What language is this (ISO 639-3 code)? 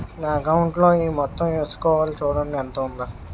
tel